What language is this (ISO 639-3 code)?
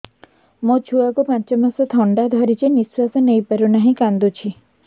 ori